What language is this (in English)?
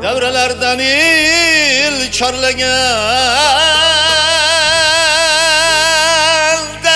Turkish